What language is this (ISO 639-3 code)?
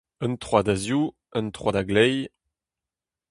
bre